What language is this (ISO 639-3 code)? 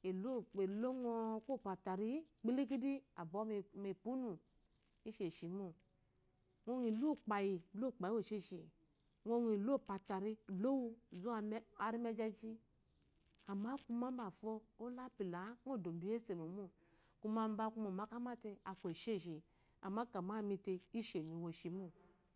afo